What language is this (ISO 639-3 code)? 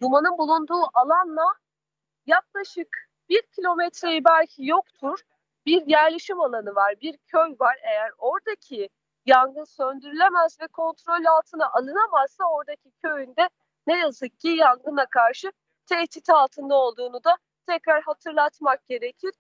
tur